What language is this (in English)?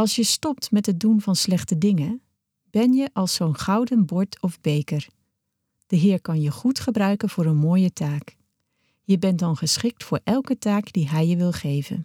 Dutch